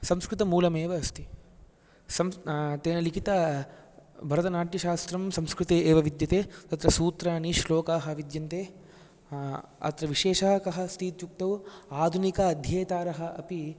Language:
Sanskrit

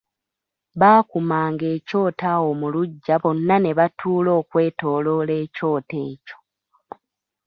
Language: Ganda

